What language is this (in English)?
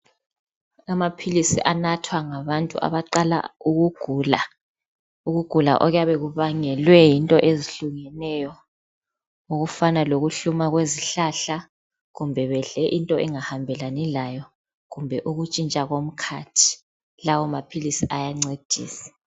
North Ndebele